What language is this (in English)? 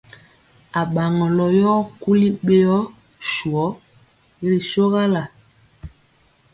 Mpiemo